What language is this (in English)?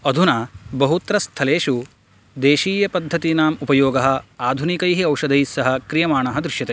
Sanskrit